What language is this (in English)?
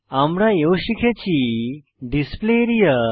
Bangla